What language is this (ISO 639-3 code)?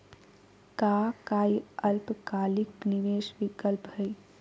mag